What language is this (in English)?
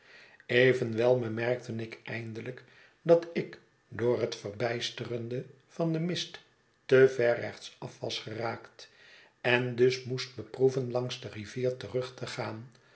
Dutch